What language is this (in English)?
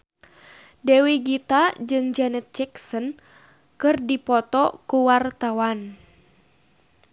Sundanese